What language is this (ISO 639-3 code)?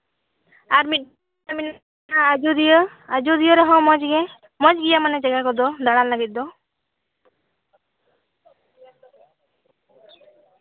sat